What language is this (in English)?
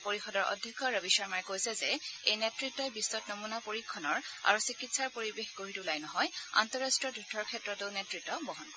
Assamese